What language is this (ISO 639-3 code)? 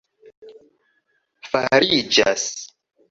epo